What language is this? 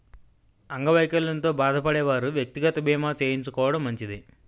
Telugu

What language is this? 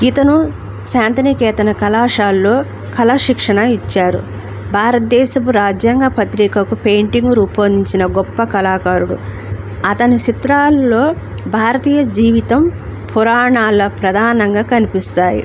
Telugu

